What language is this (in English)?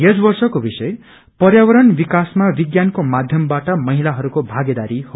Nepali